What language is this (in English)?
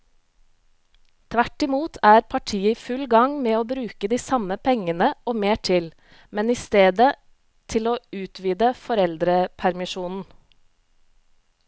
Norwegian